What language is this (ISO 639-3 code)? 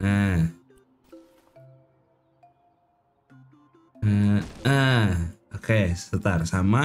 ind